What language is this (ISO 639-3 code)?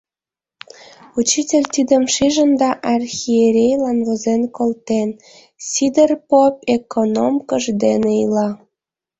chm